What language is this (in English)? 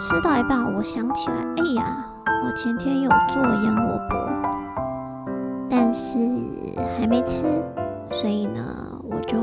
Chinese